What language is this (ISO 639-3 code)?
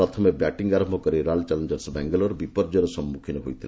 ori